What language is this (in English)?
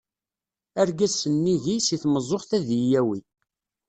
Kabyle